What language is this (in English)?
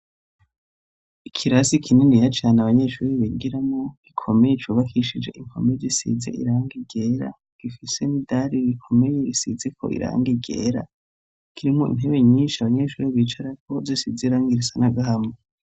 Rundi